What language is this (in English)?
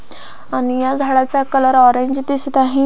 Marathi